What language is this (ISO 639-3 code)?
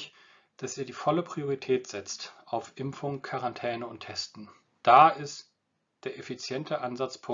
deu